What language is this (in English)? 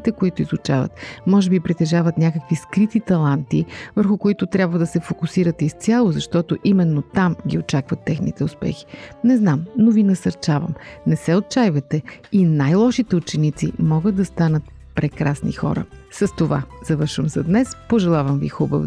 Bulgarian